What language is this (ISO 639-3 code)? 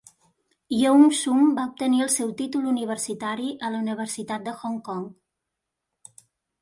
cat